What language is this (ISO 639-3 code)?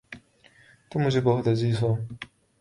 urd